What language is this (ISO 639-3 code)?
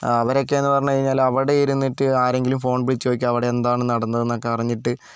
mal